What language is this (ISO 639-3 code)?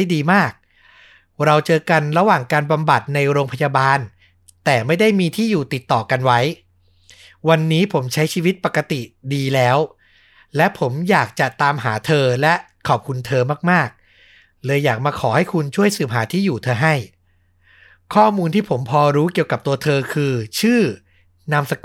tha